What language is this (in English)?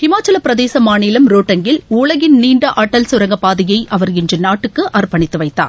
Tamil